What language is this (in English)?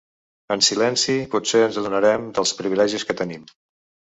Catalan